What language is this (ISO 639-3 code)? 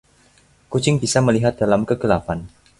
ind